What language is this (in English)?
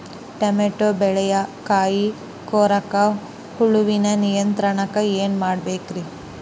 Kannada